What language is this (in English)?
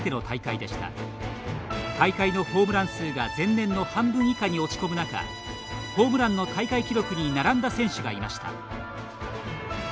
Japanese